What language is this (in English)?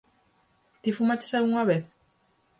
Galician